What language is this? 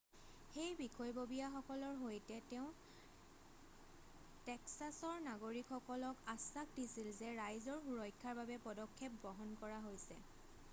Assamese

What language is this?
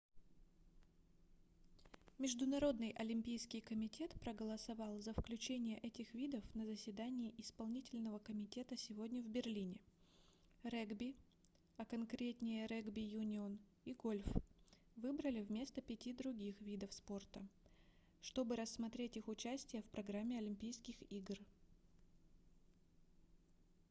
Russian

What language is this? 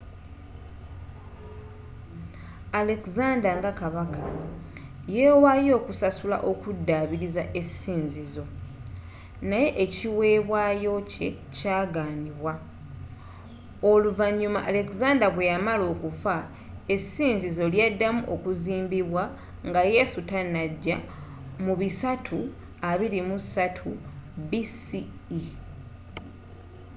Ganda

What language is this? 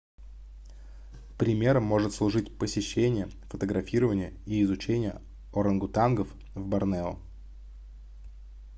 Russian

